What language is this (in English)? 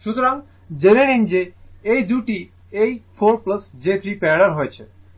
Bangla